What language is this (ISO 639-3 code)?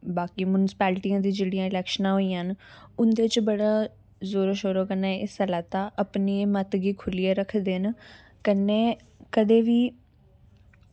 doi